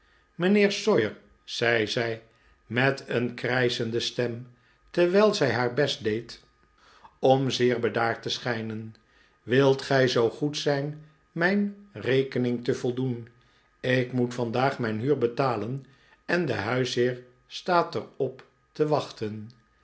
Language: Dutch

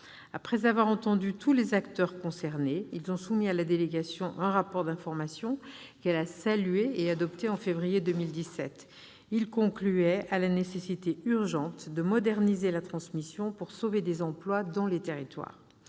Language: French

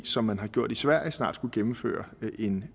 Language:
Danish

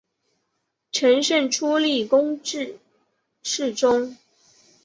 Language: Chinese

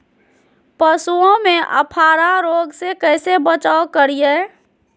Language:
Magahi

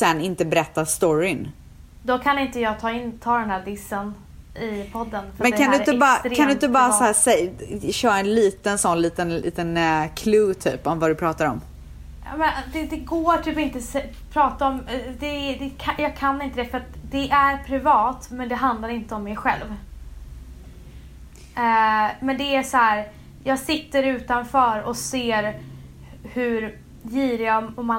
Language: Swedish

